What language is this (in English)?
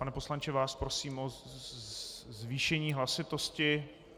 Czech